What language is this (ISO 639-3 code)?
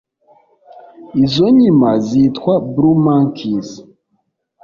kin